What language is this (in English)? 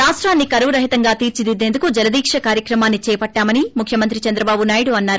Telugu